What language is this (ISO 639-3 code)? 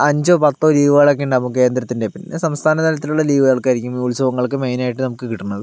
mal